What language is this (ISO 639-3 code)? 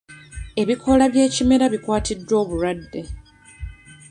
lug